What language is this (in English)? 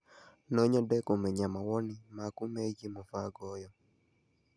Kikuyu